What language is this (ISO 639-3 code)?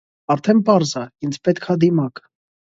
hye